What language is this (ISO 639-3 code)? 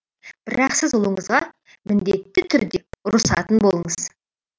kaz